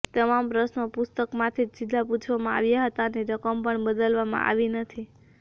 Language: Gujarati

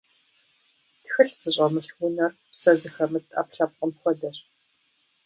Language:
Kabardian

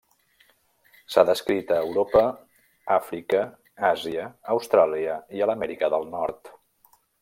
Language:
Catalan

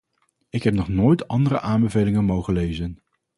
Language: Dutch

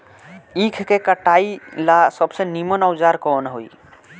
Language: Bhojpuri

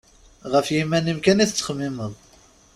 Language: Kabyle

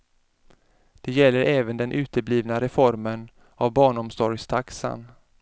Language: Swedish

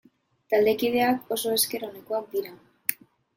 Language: Basque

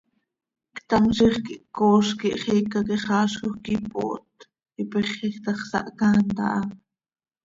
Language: Seri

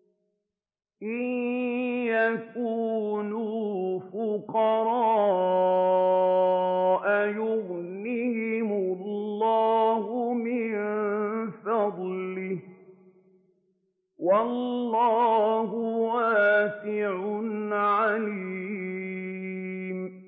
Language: Arabic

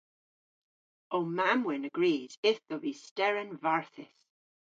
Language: Cornish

